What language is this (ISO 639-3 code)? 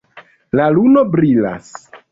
epo